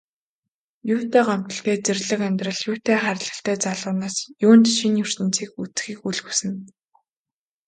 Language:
Mongolian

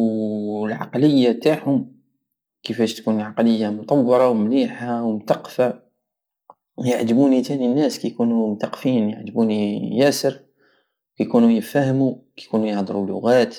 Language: Algerian Saharan Arabic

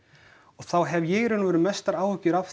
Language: Icelandic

